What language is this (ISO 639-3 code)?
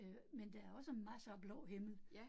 dan